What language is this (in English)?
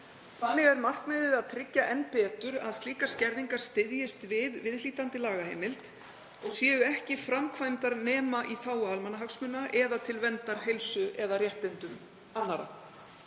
Icelandic